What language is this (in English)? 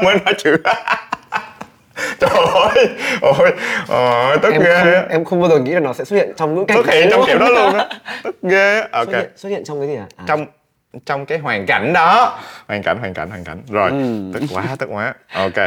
Vietnamese